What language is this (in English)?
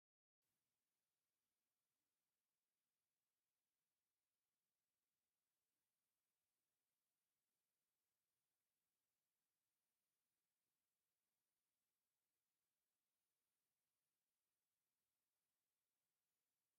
Tigrinya